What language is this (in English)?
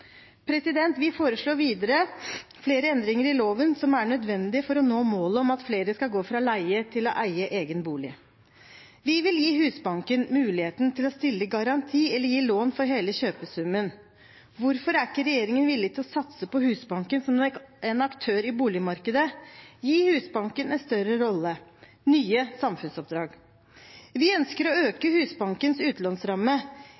Norwegian Bokmål